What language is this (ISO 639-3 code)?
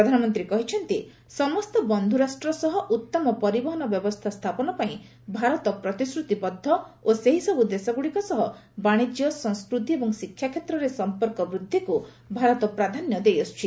ori